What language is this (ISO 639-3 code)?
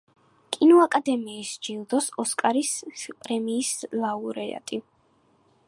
kat